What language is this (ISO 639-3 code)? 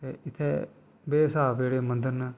doi